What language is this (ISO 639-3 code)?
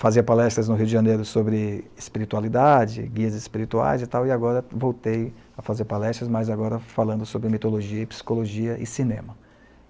por